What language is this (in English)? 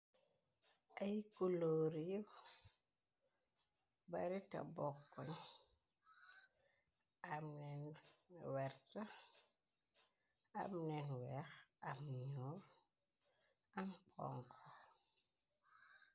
Wolof